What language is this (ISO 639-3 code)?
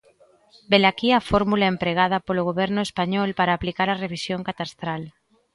glg